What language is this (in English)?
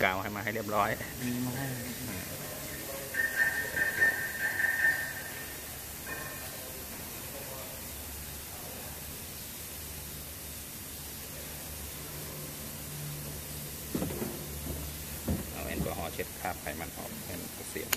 Thai